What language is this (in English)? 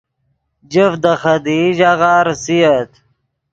Yidgha